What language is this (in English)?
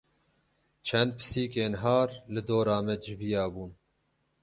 Kurdish